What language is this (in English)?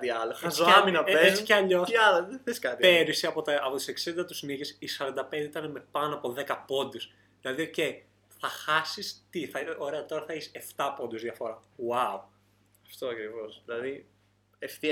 Greek